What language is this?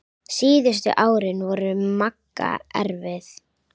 Icelandic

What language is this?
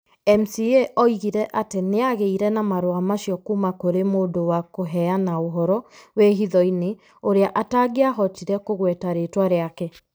Kikuyu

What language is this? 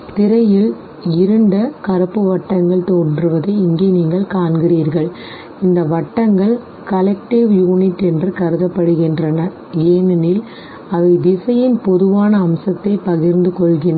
Tamil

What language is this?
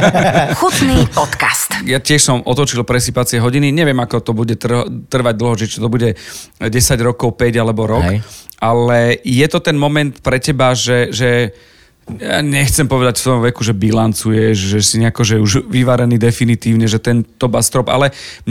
Slovak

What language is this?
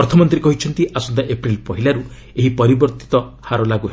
Odia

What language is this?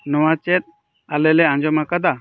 Santali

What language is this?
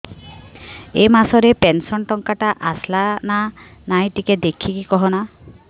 Odia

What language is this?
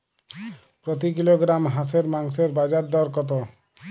Bangla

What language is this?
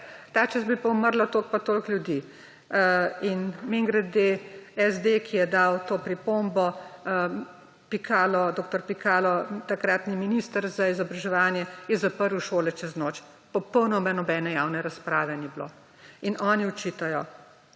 Slovenian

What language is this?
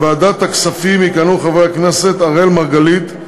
Hebrew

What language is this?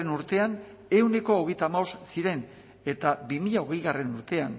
Basque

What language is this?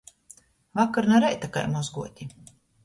Latgalian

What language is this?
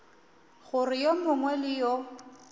Northern Sotho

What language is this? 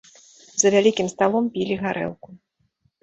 Belarusian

